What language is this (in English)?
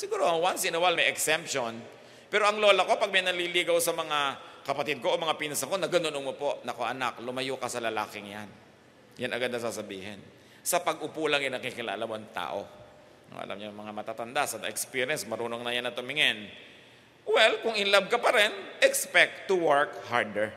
Filipino